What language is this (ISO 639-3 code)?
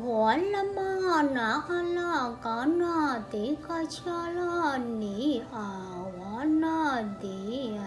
vie